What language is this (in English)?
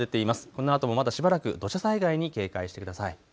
Japanese